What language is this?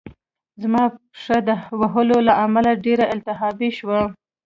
Pashto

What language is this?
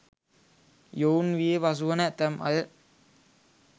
Sinhala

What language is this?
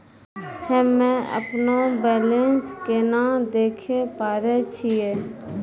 Maithili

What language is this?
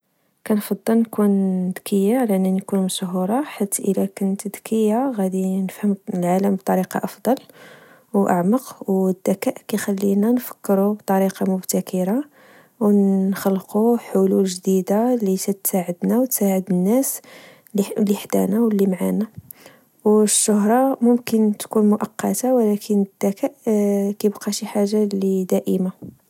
Moroccan Arabic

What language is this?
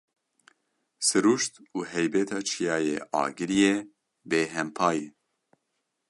Kurdish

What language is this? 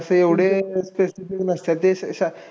Marathi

